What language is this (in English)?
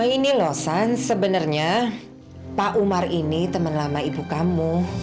Indonesian